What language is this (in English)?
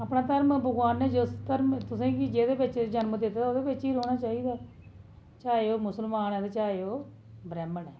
Dogri